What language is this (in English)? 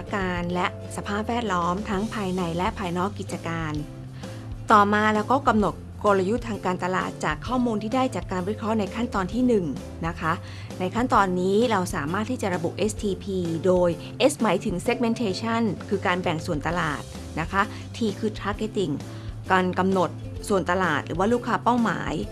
Thai